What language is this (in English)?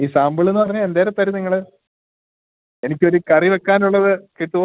Malayalam